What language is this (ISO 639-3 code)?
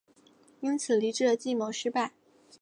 zho